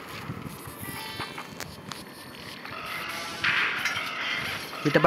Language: Malay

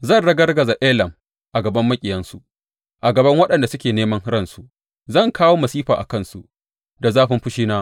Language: Hausa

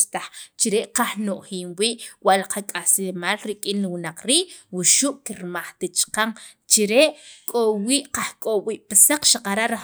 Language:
Sacapulteco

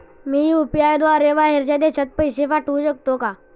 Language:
Marathi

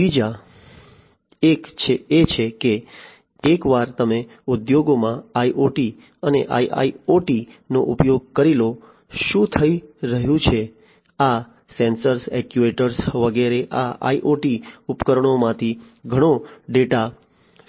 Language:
Gujarati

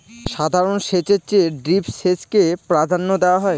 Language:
Bangla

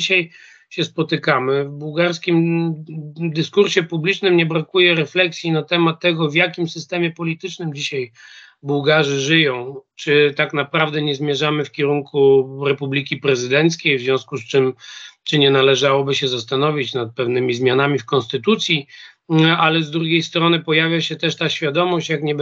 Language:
Polish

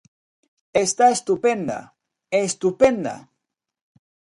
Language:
Galician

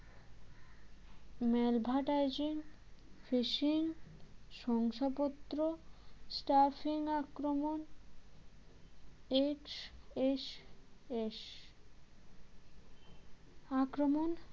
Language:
Bangla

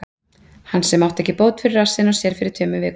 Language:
Icelandic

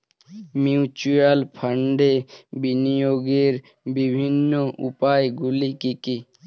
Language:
Bangla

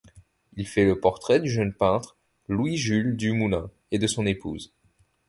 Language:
French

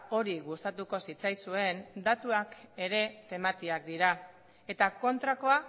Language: Basque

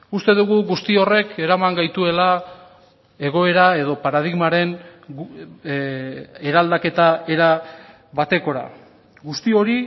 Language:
Basque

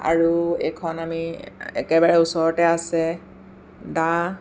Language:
Assamese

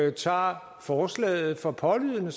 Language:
Danish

